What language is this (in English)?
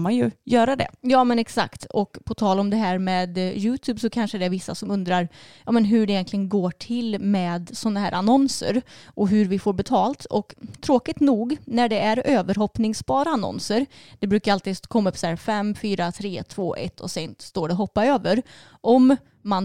Swedish